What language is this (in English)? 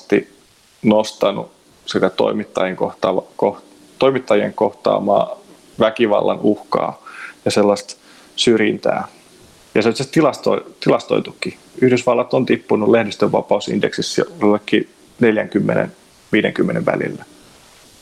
Finnish